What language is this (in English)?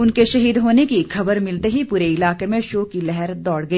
Hindi